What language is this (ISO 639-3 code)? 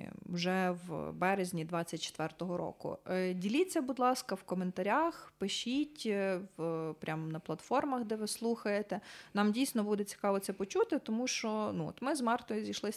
ukr